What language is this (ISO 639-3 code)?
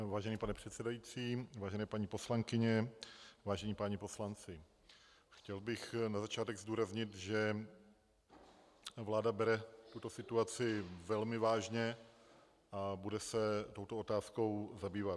ces